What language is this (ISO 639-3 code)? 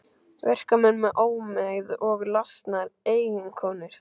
isl